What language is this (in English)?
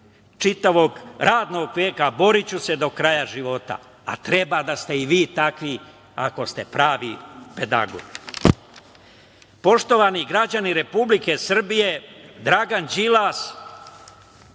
Serbian